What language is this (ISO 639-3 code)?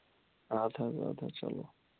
kas